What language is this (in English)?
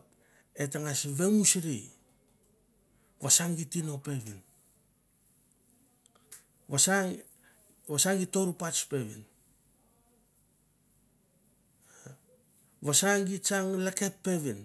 Mandara